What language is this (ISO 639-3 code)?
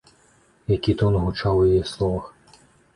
bel